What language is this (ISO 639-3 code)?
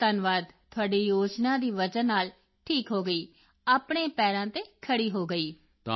pan